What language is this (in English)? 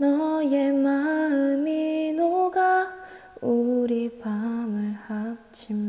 Korean